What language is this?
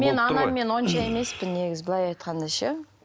Kazakh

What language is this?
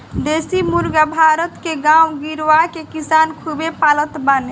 Bhojpuri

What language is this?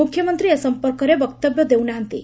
Odia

